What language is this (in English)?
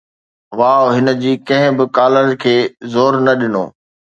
Sindhi